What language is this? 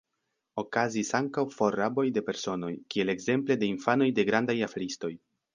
Esperanto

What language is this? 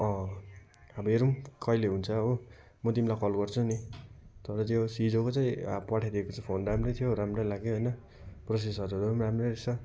Nepali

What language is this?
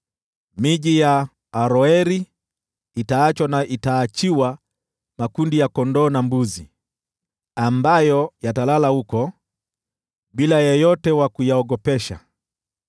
Swahili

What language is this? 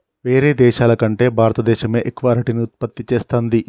Telugu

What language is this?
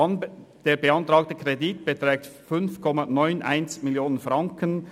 Swiss German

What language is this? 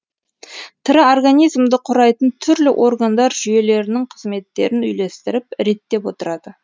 Kazakh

